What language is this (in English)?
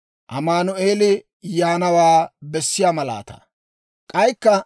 Dawro